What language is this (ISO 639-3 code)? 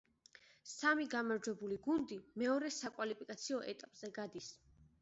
kat